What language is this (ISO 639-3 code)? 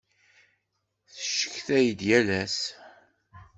kab